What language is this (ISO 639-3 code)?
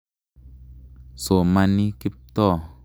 kln